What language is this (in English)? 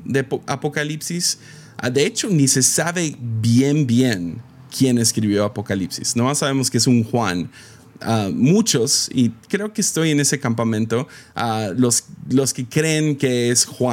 Spanish